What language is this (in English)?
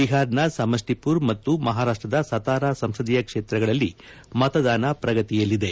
Kannada